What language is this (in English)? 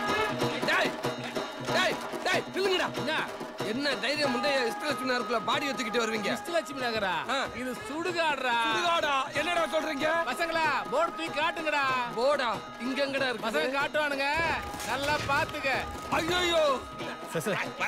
Hindi